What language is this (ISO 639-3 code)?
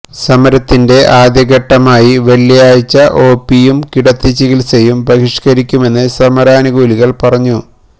mal